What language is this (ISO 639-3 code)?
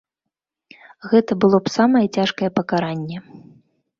bel